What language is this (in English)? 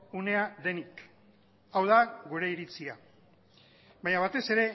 Basque